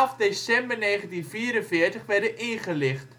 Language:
Dutch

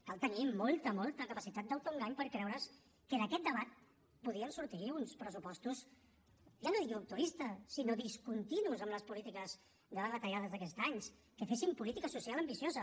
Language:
Catalan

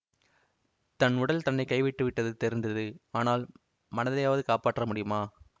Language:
Tamil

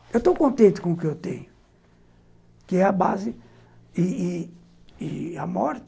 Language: Portuguese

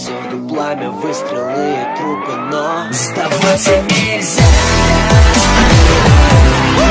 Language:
Russian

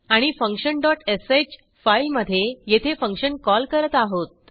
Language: Marathi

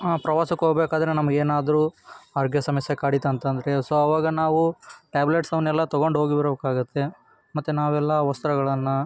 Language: Kannada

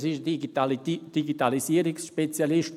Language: Swiss German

